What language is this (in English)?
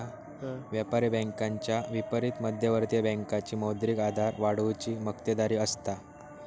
Marathi